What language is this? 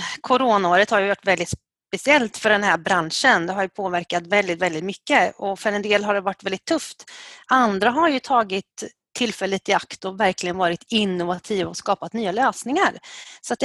Swedish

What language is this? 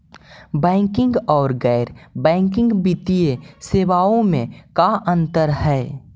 Magahi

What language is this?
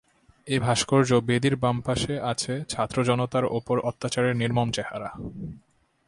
Bangla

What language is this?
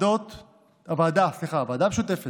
Hebrew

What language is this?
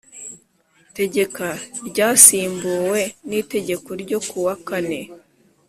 Kinyarwanda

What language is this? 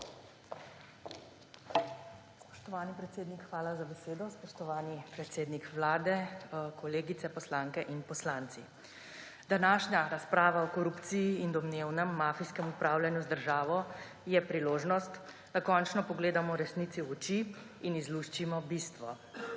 Slovenian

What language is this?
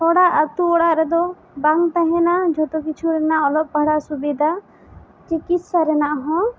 Santali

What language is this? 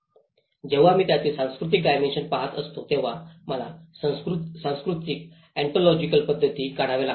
Marathi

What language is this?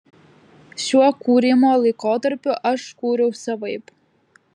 Lithuanian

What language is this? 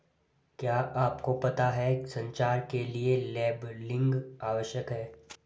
Hindi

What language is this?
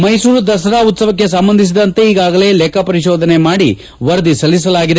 Kannada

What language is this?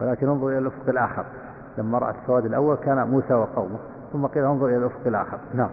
Arabic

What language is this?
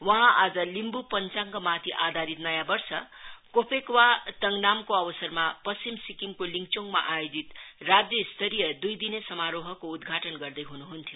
Nepali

